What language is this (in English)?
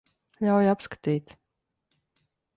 Latvian